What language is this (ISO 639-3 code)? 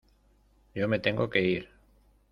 spa